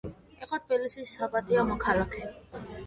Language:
Georgian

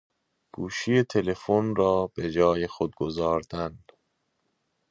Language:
Persian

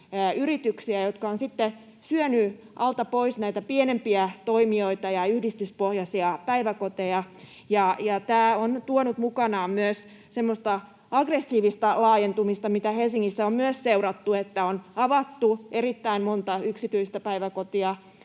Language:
Finnish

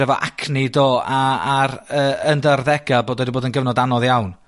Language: Welsh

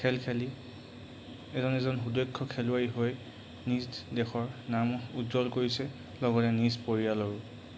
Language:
Assamese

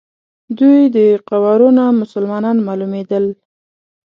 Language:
Pashto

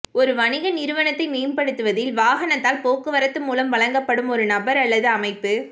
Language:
Tamil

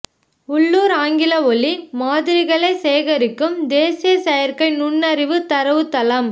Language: Tamil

